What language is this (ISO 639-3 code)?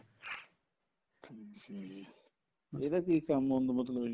pan